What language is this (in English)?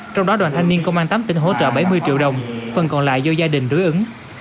Vietnamese